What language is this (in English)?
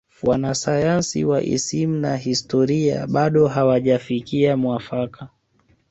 Swahili